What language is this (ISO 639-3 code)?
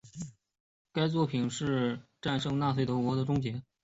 zho